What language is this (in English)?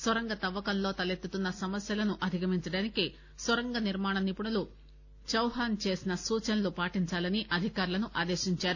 Telugu